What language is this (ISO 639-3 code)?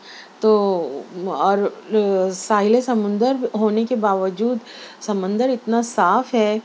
urd